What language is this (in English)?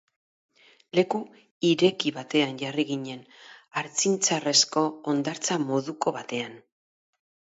Basque